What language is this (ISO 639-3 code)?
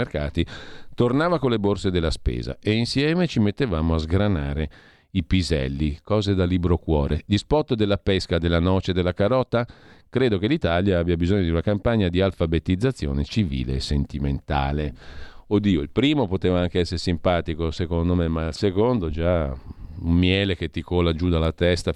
ita